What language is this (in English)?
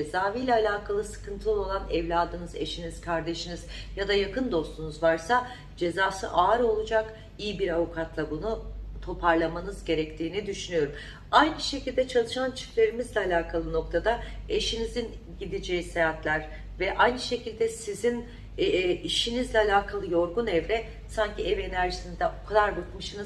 Turkish